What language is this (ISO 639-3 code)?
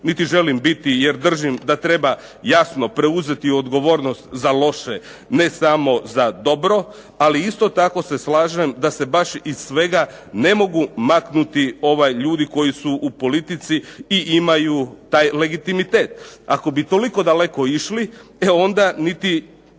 hrv